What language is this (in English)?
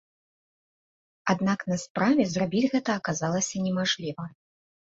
Belarusian